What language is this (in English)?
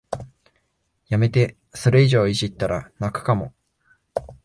Japanese